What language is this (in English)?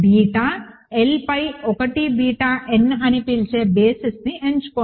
Telugu